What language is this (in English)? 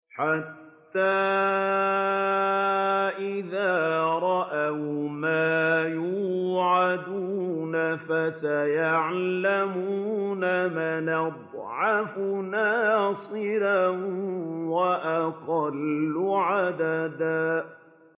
Arabic